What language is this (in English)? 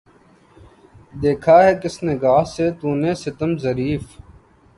Urdu